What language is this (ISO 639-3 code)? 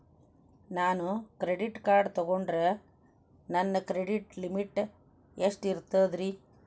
kan